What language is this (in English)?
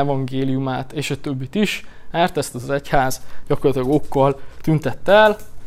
Hungarian